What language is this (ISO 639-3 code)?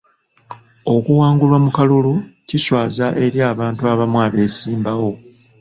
lug